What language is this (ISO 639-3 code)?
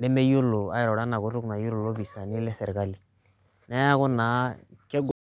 mas